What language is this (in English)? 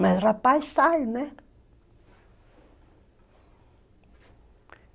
Portuguese